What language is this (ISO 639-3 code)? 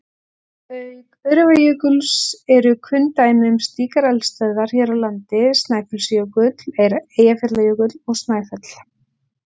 isl